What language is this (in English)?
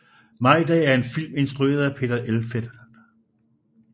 Danish